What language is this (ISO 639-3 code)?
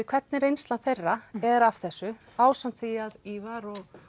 isl